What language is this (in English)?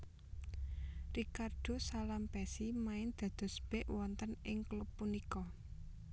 Javanese